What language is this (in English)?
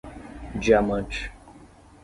Portuguese